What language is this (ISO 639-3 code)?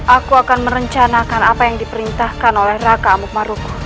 ind